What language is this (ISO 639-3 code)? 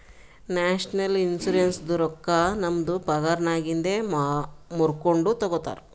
kan